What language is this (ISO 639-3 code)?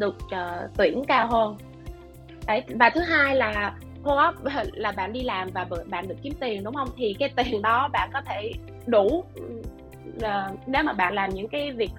vie